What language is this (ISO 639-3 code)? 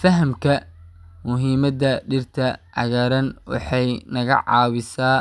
som